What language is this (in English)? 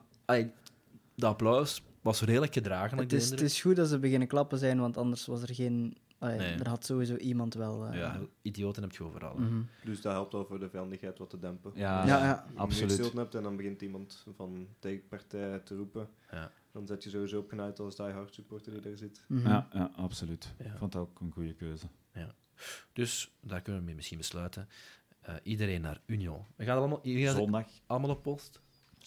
Dutch